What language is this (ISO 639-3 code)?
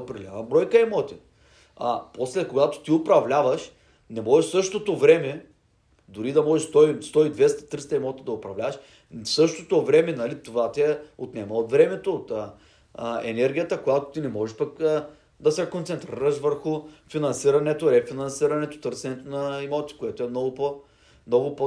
bul